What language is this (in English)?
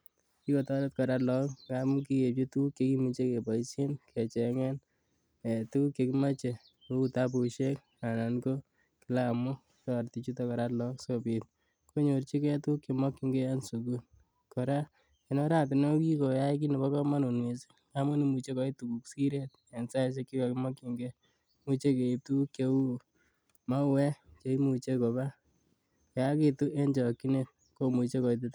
Kalenjin